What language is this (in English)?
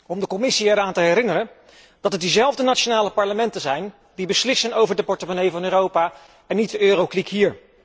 Dutch